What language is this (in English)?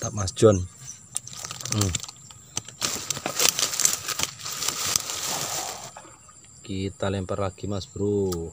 Indonesian